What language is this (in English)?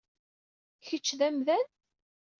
Kabyle